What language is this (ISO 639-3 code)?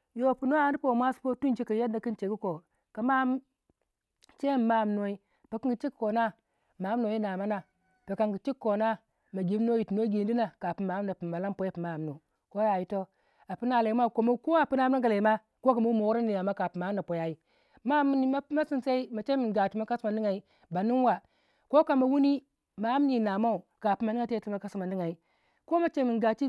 wja